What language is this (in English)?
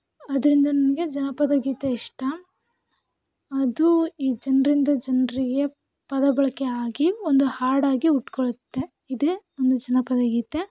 Kannada